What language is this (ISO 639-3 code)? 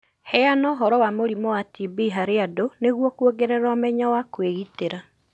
kik